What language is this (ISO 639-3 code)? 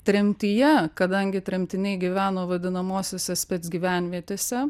lit